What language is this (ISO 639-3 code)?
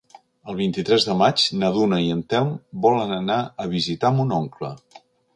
cat